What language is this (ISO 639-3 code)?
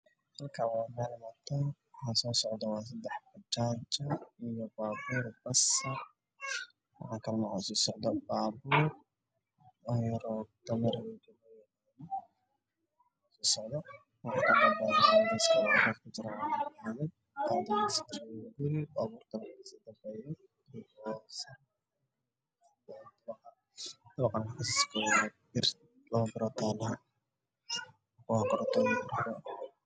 som